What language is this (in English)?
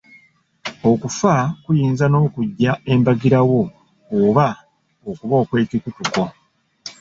Ganda